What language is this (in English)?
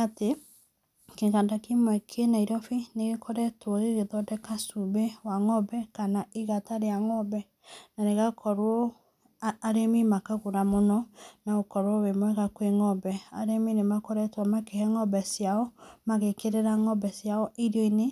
Kikuyu